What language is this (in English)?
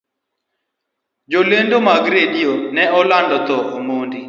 Luo (Kenya and Tanzania)